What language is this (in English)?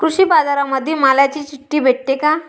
Marathi